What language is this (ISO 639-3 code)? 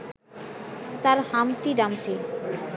ben